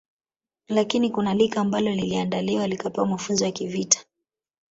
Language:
Swahili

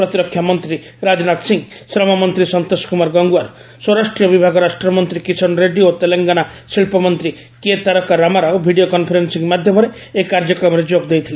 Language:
Odia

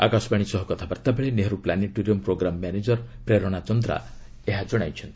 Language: Odia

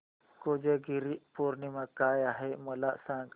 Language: Marathi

